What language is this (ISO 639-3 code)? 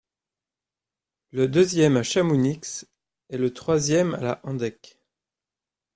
fra